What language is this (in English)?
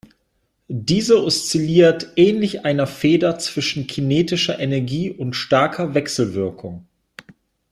German